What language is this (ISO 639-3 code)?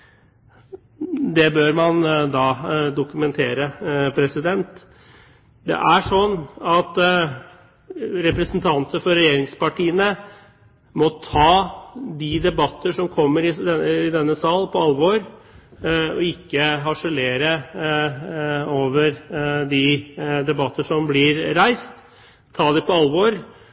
nob